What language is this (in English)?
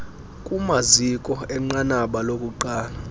Xhosa